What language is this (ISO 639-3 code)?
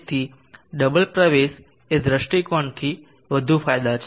guj